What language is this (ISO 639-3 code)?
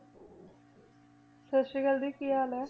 pan